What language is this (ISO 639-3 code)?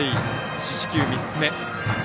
jpn